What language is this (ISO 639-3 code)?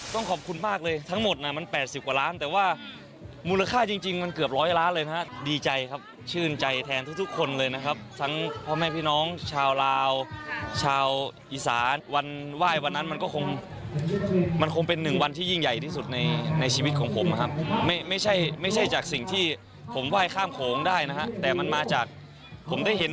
tha